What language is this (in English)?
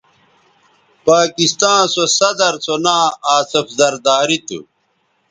Bateri